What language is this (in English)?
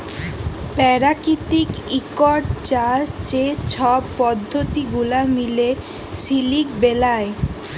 Bangla